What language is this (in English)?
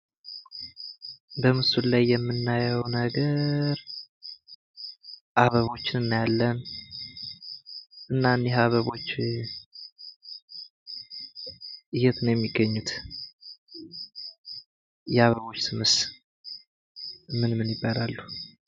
Amharic